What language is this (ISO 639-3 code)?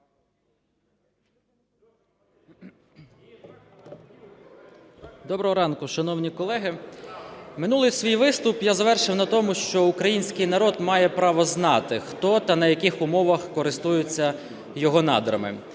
ukr